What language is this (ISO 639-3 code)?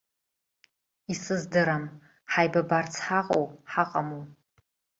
abk